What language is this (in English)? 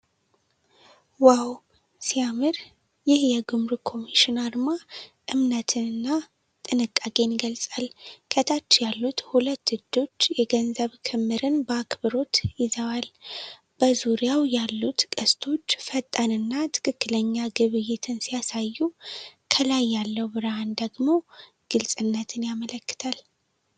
Amharic